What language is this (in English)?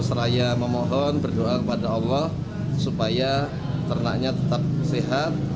Indonesian